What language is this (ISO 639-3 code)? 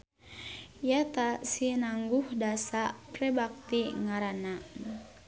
sun